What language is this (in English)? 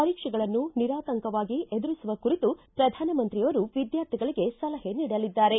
Kannada